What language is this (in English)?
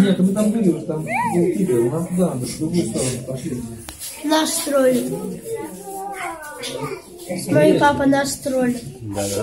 Russian